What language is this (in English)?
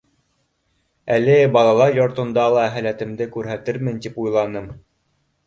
Bashkir